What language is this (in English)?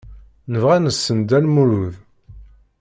Kabyle